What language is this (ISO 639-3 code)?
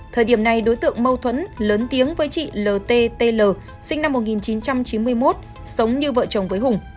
vie